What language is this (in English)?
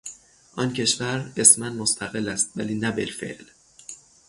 Persian